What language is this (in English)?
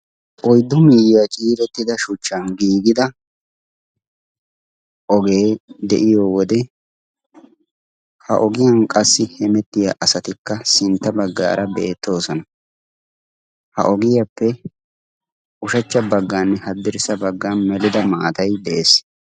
Wolaytta